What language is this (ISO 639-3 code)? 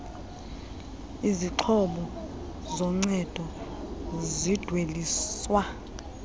xho